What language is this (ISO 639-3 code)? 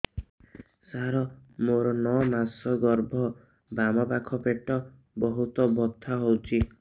ori